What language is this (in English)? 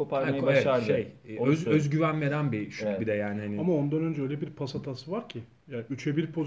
Turkish